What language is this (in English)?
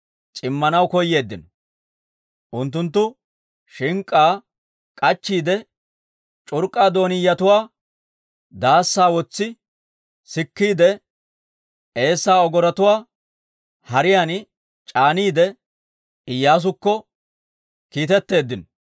Dawro